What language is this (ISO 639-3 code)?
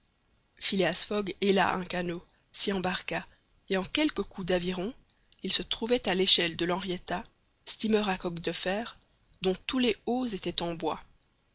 fra